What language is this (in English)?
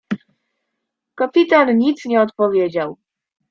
Polish